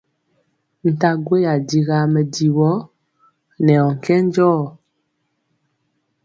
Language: Mpiemo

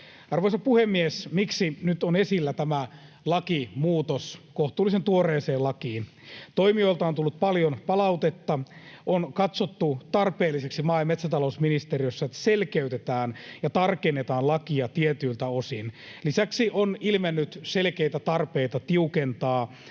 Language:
Finnish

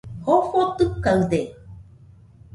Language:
Nüpode Huitoto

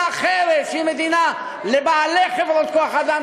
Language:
Hebrew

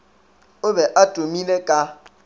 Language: Northern Sotho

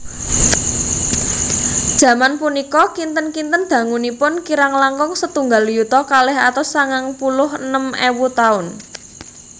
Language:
Javanese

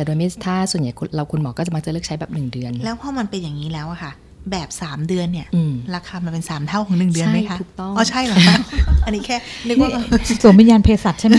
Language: Thai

